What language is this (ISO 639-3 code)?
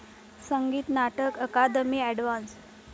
mar